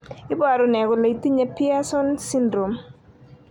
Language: Kalenjin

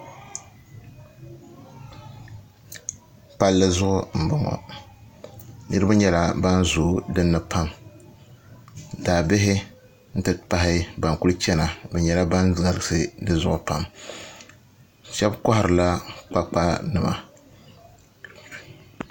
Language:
Dagbani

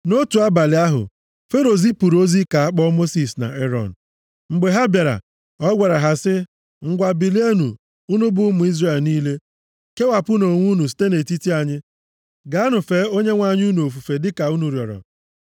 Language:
Igbo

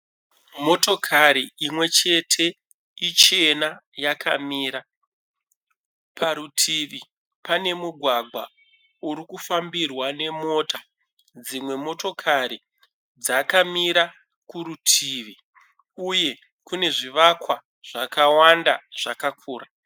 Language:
Shona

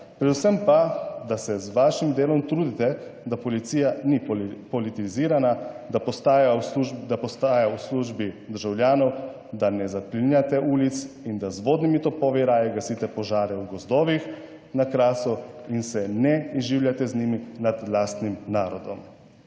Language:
Slovenian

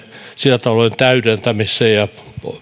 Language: Finnish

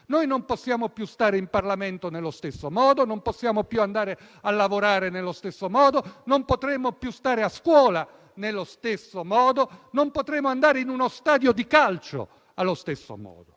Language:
Italian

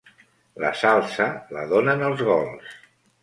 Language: Catalan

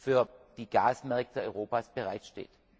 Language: German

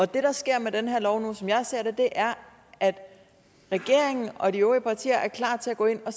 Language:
Danish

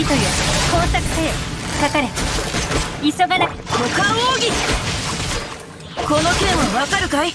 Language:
Japanese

